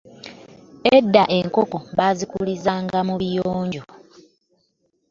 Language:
Ganda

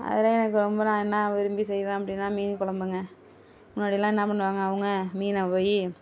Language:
Tamil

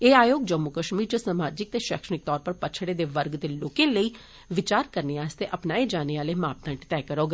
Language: Dogri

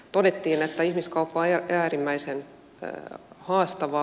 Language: Finnish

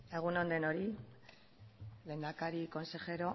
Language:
Basque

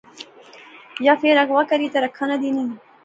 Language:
Pahari-Potwari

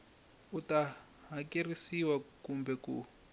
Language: Tsonga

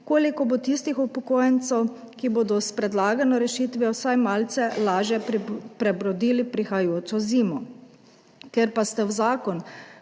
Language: Slovenian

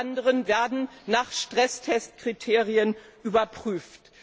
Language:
German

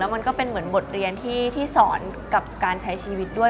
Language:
Thai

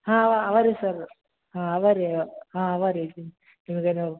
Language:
Kannada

